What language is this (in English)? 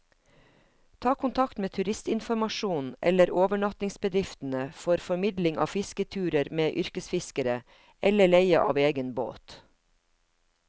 Norwegian